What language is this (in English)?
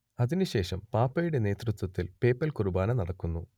Malayalam